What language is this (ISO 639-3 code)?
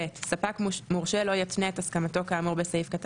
heb